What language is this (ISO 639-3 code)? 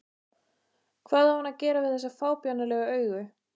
isl